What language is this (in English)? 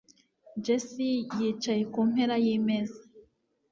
Kinyarwanda